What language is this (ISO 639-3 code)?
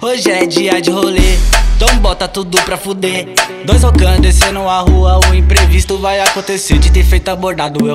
por